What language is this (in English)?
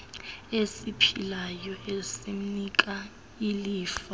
Xhosa